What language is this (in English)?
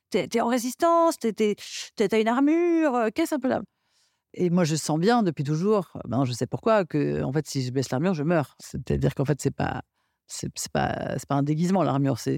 French